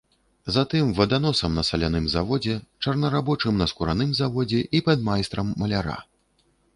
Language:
Belarusian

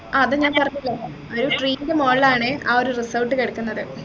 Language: Malayalam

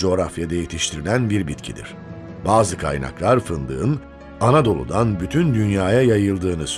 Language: Turkish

